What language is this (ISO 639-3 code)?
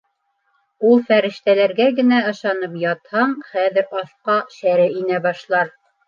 bak